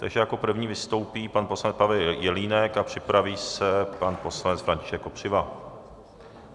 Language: Czech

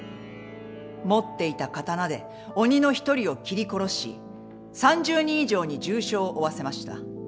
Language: Japanese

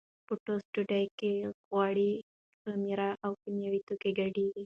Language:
Pashto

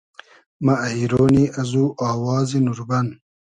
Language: Hazaragi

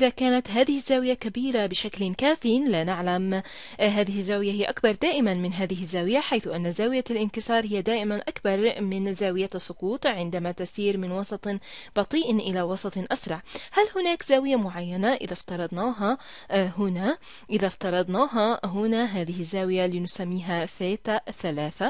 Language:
Arabic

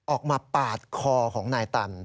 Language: Thai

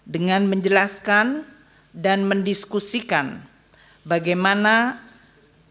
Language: Indonesian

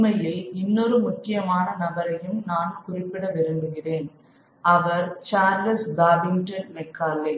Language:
Tamil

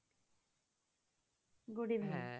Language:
Bangla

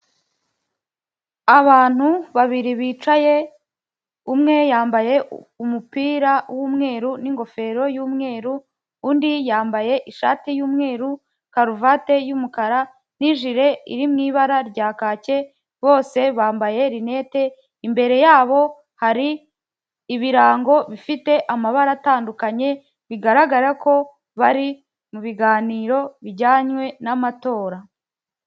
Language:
Kinyarwanda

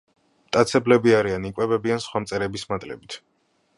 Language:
Georgian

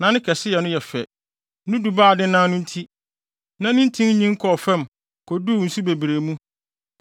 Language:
Akan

